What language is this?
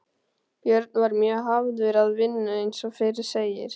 Icelandic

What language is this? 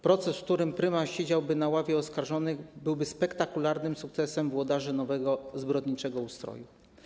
Polish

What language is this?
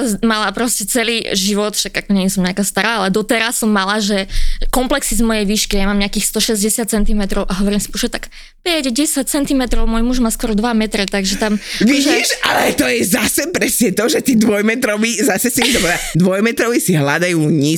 Slovak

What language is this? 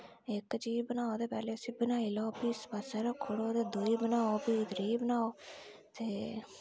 Dogri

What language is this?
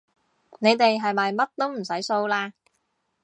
Cantonese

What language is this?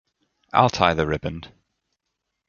English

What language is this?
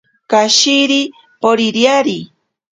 Ashéninka Perené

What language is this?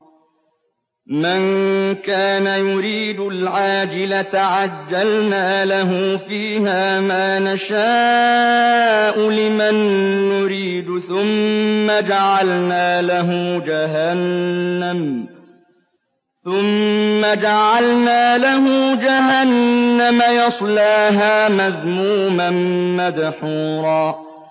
Arabic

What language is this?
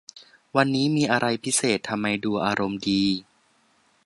Thai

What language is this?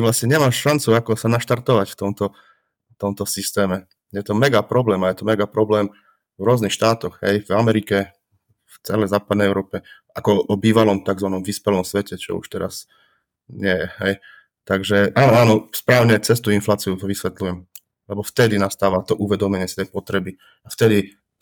Slovak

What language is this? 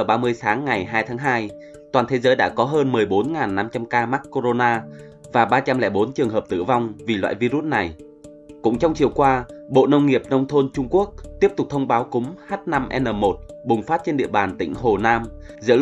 Vietnamese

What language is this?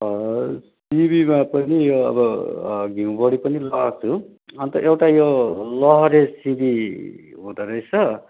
Nepali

